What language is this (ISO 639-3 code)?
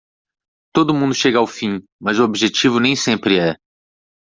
por